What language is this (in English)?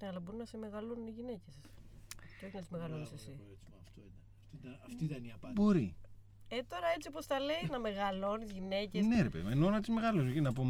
Greek